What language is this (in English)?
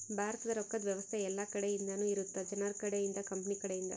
Kannada